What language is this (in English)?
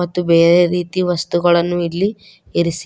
Kannada